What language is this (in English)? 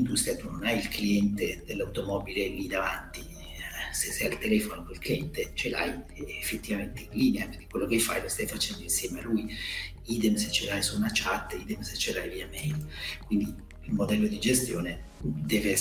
Italian